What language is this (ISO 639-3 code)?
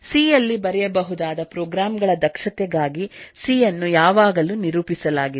kan